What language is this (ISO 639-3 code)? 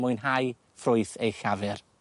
cym